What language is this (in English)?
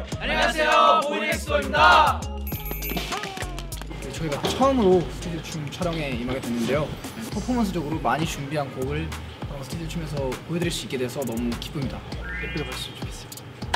Korean